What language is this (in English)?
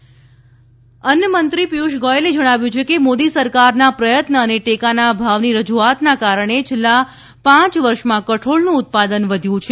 Gujarati